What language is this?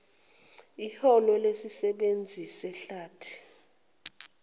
Zulu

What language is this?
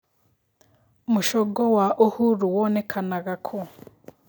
Kikuyu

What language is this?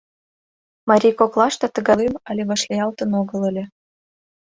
Mari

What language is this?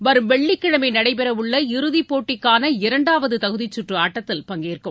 Tamil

